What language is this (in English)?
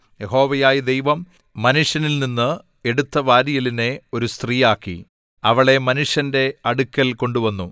Malayalam